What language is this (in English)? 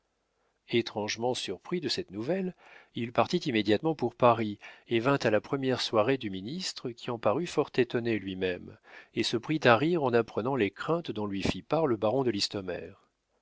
French